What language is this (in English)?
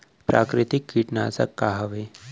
Chhattisgarhi